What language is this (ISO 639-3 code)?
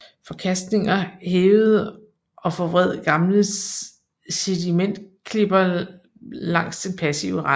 dan